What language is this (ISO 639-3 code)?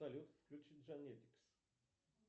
rus